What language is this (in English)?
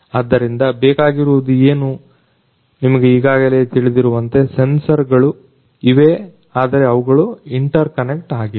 Kannada